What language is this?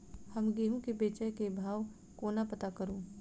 Maithili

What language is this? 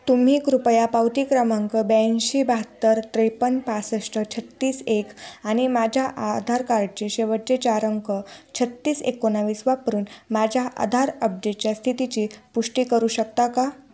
Marathi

